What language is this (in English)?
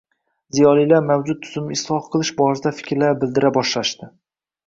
Uzbek